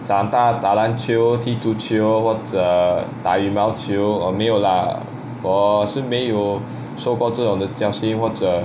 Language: English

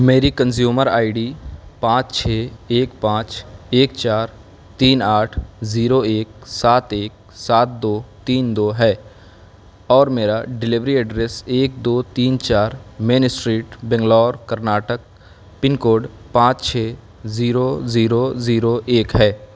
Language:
Urdu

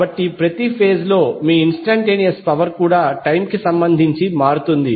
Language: Telugu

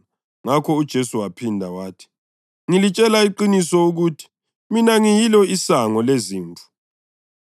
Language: North Ndebele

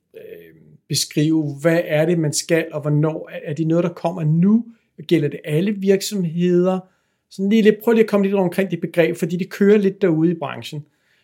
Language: Danish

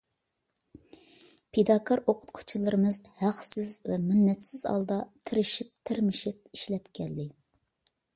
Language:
Uyghur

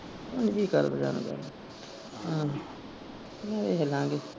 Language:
Punjabi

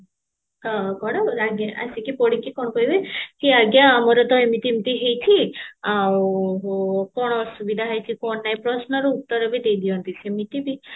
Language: Odia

